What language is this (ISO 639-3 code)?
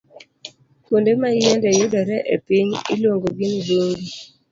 luo